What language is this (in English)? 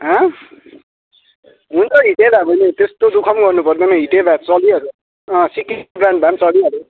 Nepali